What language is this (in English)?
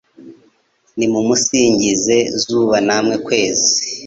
Kinyarwanda